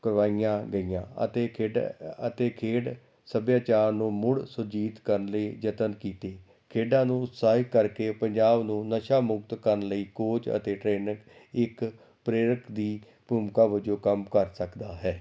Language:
Punjabi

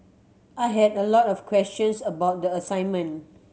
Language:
English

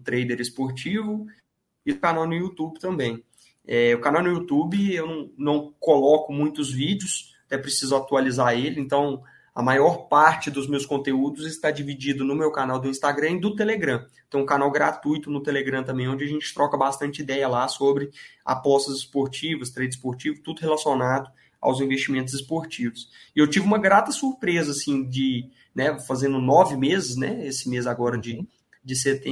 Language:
Portuguese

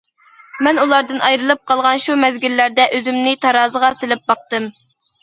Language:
Uyghur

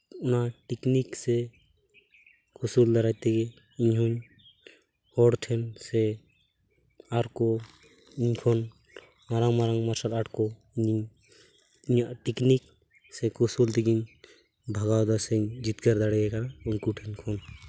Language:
Santali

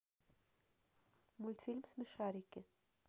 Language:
Russian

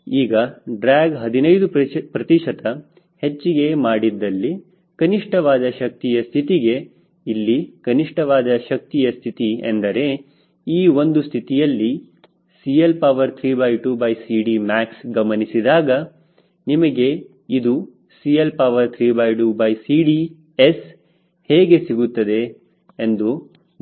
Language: Kannada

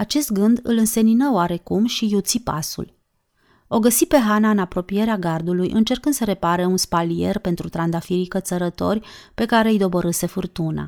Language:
Romanian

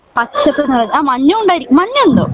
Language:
Malayalam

